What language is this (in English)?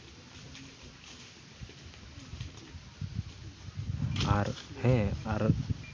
Santali